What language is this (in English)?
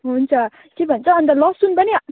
Nepali